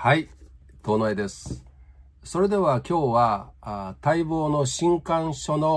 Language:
Japanese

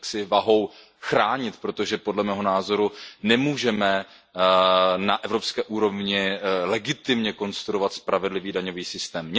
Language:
Czech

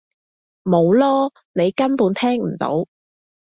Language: Cantonese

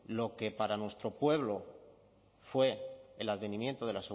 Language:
Spanish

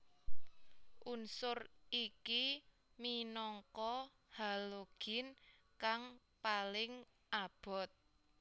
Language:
Javanese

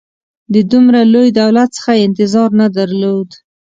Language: Pashto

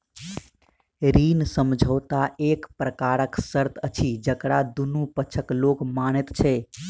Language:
Maithili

